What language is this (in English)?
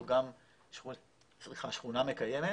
Hebrew